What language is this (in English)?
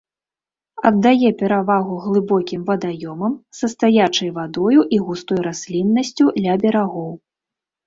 Belarusian